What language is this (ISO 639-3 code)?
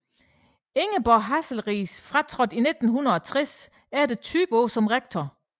dan